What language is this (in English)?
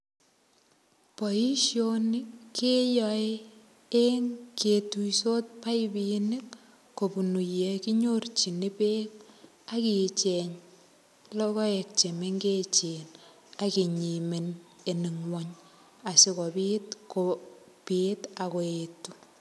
Kalenjin